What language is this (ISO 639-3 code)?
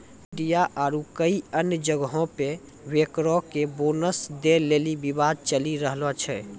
mai